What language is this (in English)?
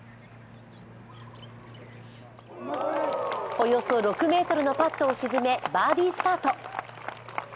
Japanese